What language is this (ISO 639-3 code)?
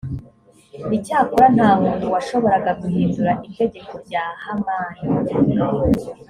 kin